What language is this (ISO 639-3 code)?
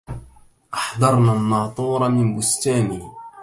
ara